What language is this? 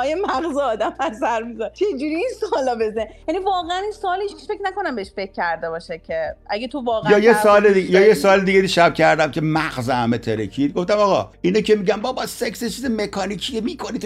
Persian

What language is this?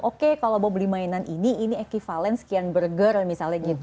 Indonesian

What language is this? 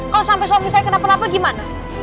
Indonesian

